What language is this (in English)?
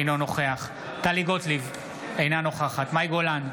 Hebrew